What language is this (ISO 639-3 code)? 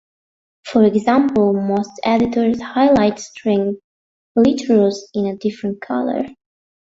eng